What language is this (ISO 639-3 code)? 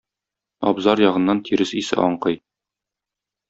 tat